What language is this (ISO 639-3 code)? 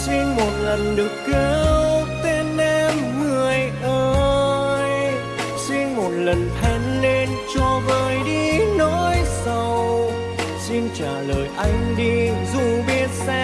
vie